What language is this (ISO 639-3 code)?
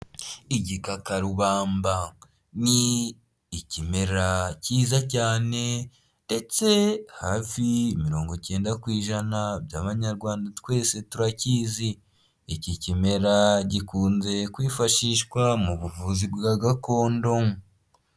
kin